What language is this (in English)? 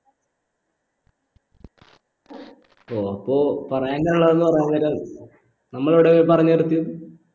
Malayalam